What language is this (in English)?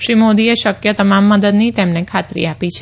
Gujarati